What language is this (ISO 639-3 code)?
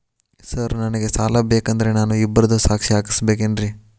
kan